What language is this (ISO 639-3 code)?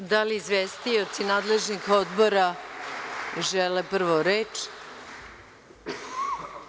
srp